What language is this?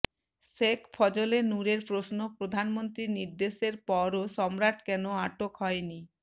Bangla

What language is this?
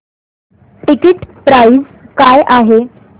Marathi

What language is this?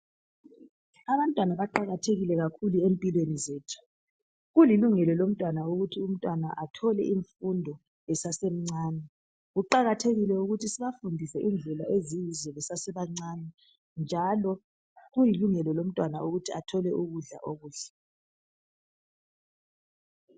North Ndebele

